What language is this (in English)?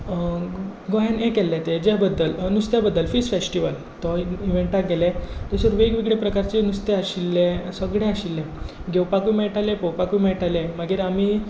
Konkani